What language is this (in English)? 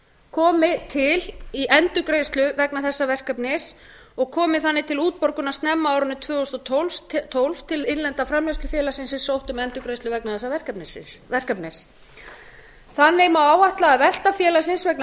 Icelandic